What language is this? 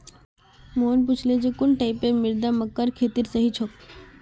Magahi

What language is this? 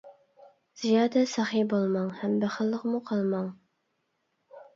Uyghur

